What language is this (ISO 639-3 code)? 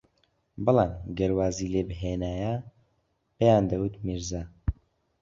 ckb